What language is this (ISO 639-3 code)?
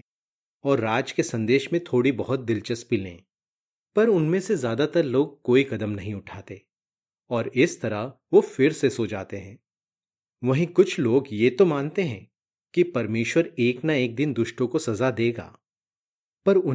hin